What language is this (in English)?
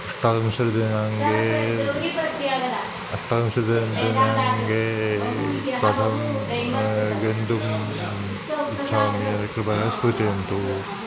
Sanskrit